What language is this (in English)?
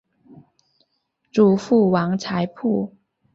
Chinese